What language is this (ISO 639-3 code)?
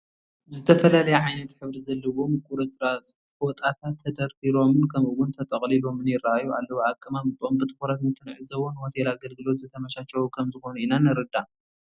tir